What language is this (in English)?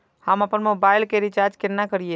Maithili